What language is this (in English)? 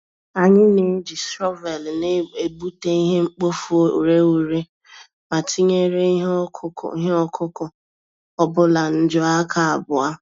Igbo